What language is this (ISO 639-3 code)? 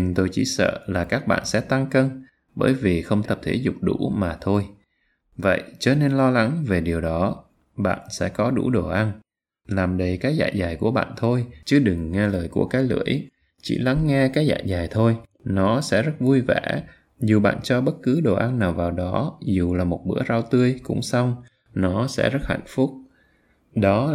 vie